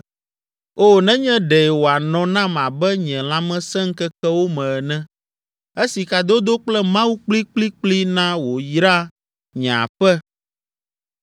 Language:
Ewe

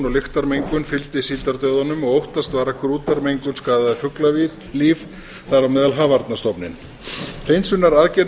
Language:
Icelandic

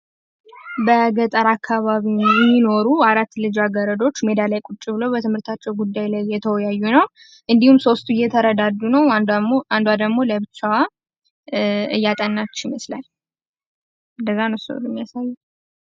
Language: Amharic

